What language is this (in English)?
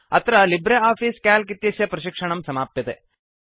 Sanskrit